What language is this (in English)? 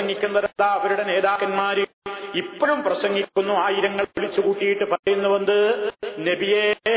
Malayalam